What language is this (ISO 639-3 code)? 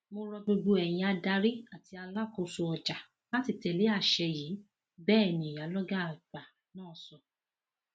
yor